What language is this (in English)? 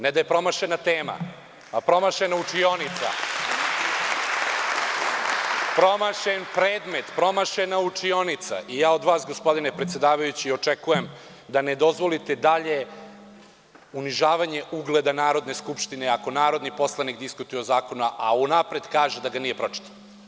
Serbian